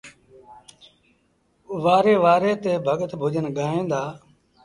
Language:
Sindhi Bhil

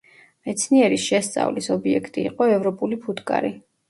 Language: Georgian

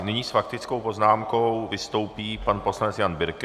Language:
Czech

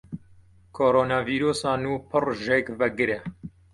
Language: Kurdish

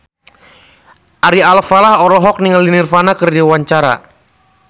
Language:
Sundanese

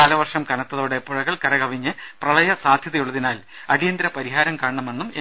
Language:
Malayalam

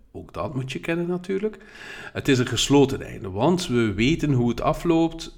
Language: Dutch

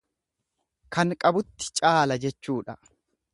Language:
Oromo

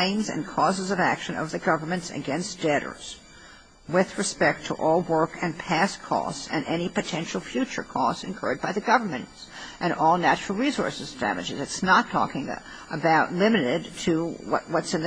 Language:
English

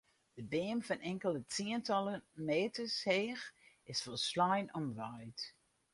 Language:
Western Frisian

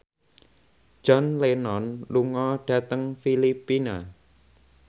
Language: Javanese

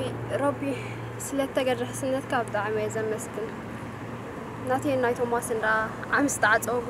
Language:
Arabic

